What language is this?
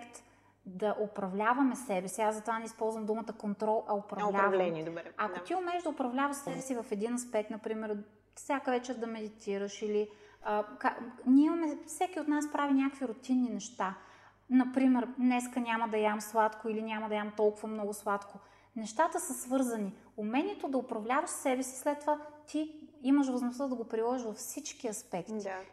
Bulgarian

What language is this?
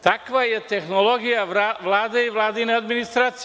Serbian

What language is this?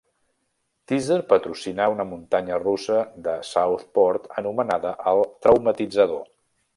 Catalan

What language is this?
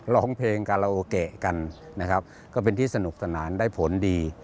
Thai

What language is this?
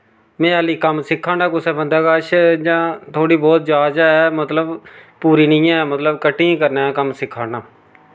Dogri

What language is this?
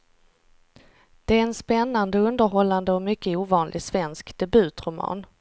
Swedish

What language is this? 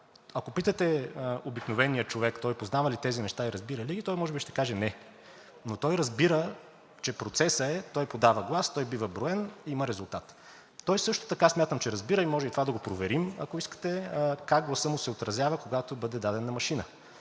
Bulgarian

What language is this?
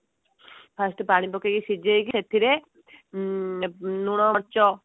Odia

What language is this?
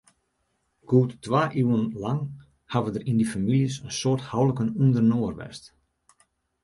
Western Frisian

